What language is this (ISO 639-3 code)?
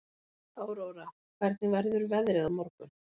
isl